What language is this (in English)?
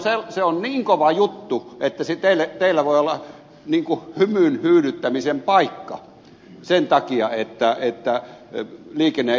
Finnish